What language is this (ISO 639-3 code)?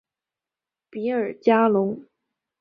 zho